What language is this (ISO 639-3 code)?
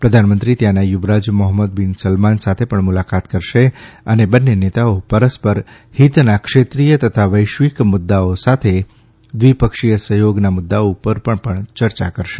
guj